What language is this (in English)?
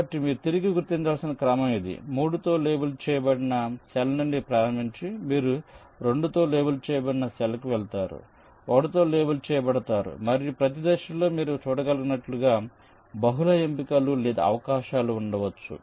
Telugu